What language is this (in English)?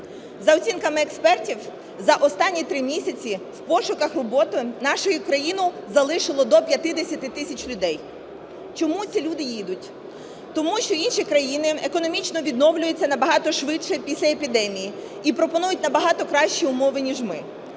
Ukrainian